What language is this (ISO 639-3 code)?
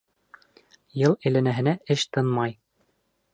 bak